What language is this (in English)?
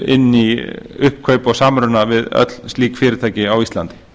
Icelandic